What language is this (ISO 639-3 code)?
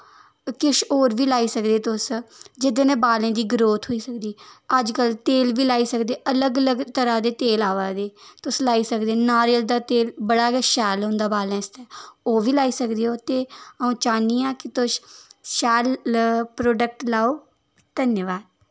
doi